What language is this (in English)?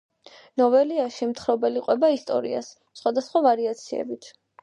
Georgian